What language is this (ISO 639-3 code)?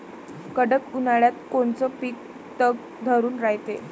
mar